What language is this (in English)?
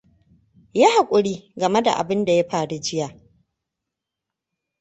Hausa